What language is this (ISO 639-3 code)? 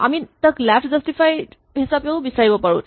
asm